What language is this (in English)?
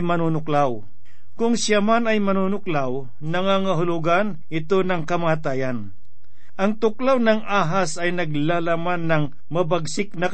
Filipino